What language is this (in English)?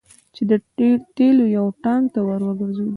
Pashto